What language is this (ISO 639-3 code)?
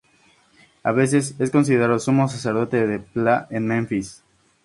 spa